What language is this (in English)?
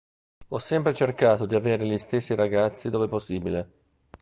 Italian